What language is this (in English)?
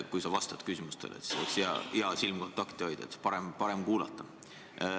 Estonian